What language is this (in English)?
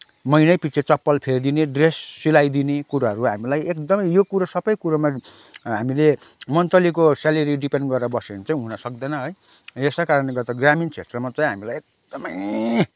Nepali